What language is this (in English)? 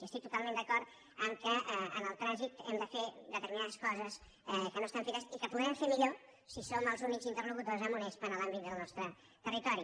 Catalan